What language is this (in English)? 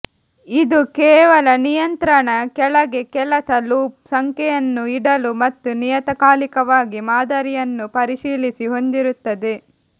Kannada